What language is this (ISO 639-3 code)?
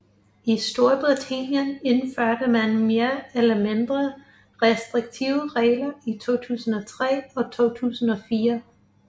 dan